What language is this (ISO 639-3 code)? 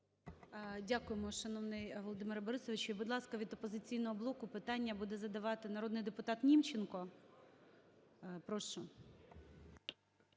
ukr